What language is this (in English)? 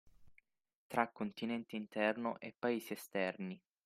Italian